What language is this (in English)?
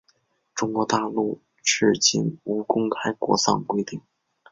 Chinese